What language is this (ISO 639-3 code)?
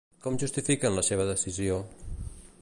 cat